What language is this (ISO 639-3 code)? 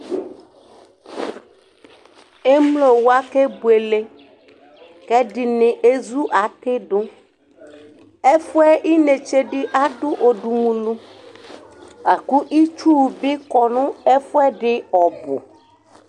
kpo